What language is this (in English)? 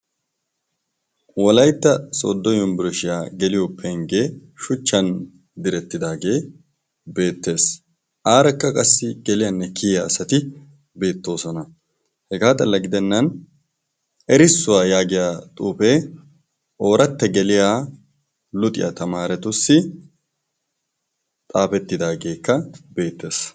Wolaytta